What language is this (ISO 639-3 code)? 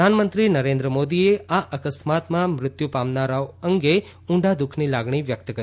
guj